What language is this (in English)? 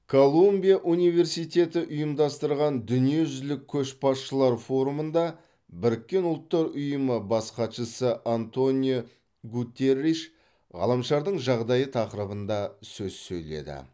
Kazakh